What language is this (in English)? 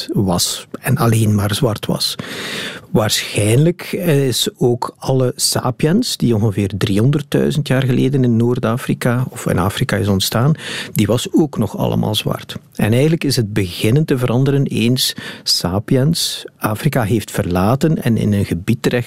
Dutch